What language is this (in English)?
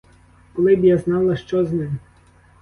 Ukrainian